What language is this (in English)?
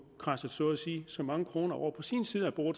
Danish